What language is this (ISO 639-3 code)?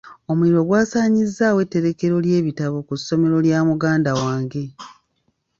lug